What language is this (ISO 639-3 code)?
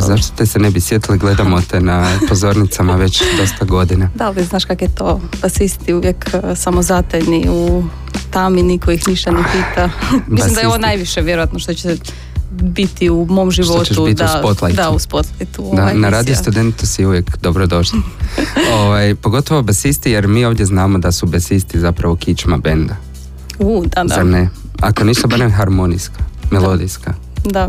hrv